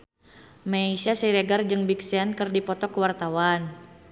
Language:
Sundanese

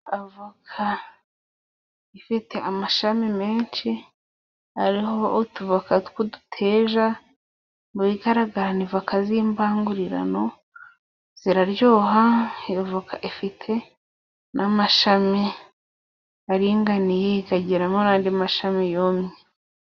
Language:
Kinyarwanda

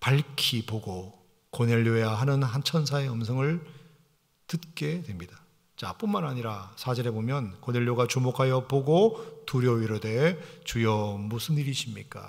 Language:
Korean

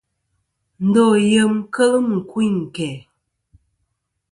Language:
Kom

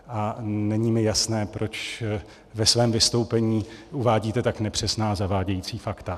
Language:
Czech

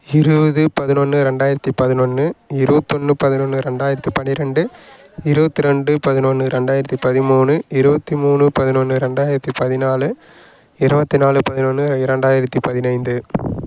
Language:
Tamil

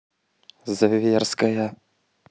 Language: Russian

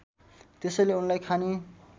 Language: Nepali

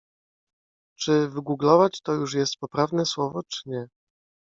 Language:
Polish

